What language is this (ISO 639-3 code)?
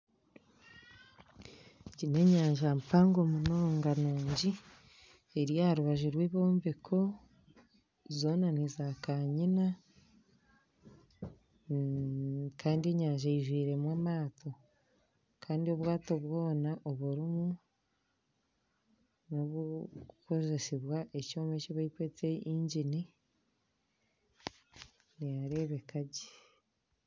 nyn